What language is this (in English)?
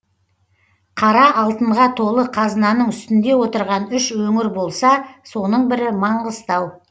Kazakh